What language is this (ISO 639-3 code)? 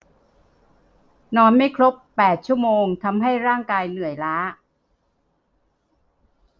tha